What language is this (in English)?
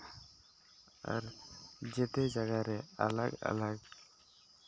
Santali